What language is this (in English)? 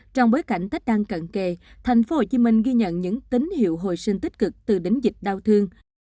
Vietnamese